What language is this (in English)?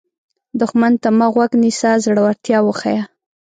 Pashto